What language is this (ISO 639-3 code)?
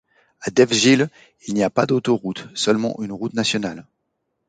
fra